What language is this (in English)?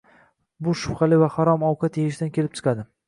Uzbek